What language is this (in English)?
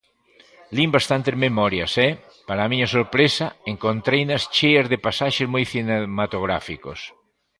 Galician